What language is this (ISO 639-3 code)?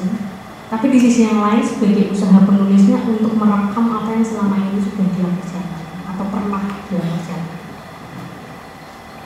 ind